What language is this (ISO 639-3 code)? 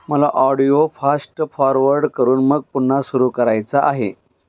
mar